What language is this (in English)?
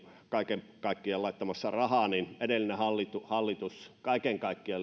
Finnish